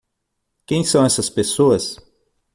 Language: Portuguese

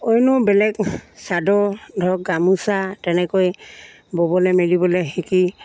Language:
Assamese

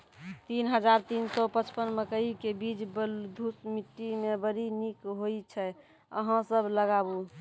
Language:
Maithili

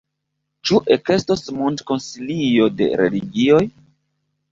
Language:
Esperanto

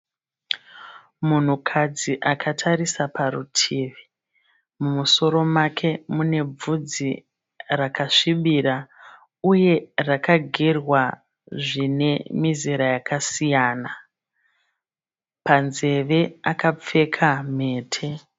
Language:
Shona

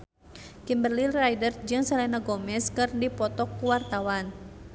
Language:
Sundanese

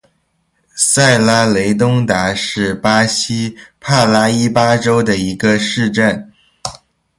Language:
Chinese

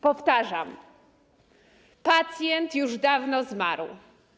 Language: Polish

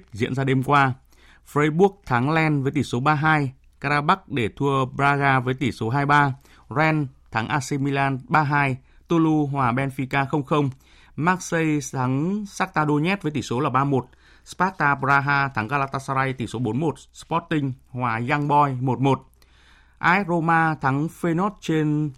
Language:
Vietnamese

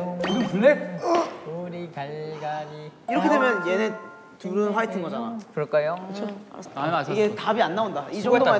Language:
Korean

